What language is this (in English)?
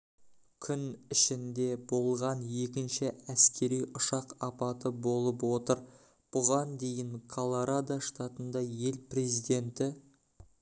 Kazakh